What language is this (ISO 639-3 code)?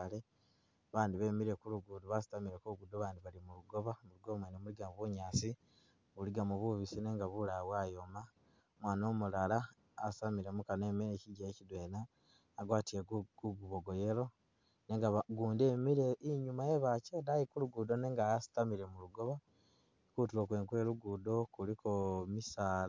myx